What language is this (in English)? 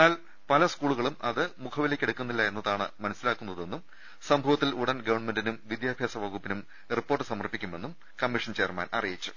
Malayalam